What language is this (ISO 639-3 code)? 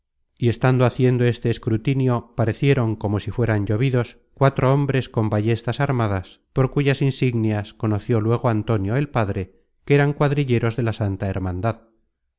spa